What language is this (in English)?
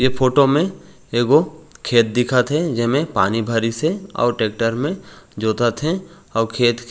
Chhattisgarhi